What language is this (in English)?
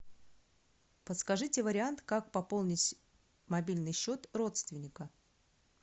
Russian